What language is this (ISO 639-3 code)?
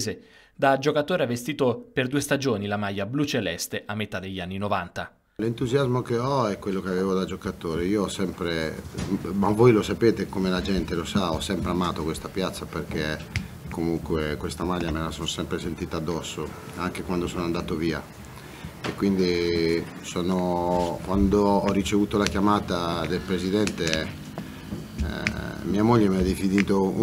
ita